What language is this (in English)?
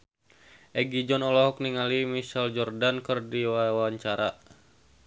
Sundanese